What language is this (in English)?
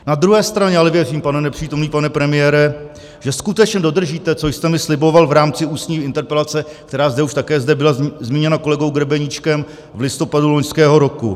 Czech